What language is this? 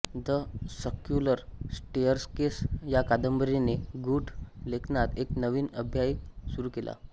Marathi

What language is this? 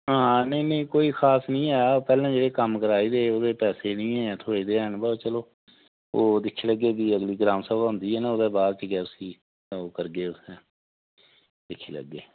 Dogri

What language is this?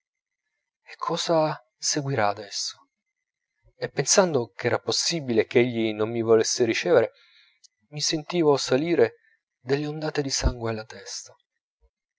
Italian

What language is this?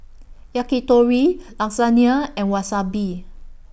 English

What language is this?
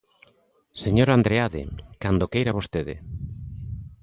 Galician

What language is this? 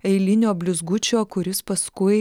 Lithuanian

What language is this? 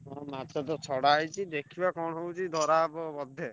Odia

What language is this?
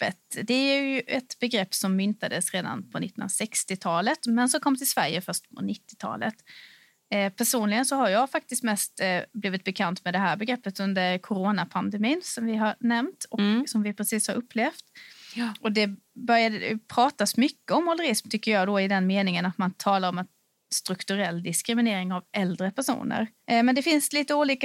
Swedish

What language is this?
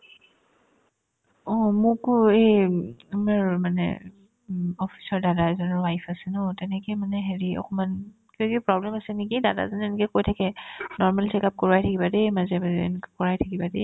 Assamese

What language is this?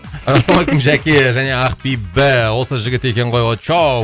Kazakh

